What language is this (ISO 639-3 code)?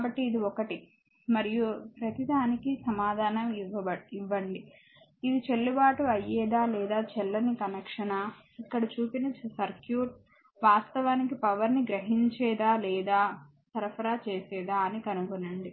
tel